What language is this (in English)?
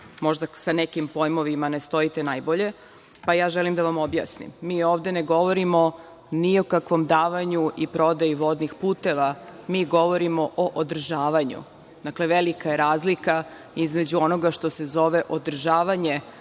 Serbian